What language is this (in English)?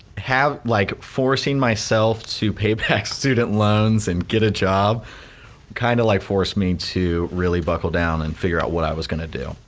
English